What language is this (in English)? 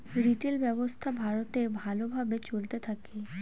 Bangla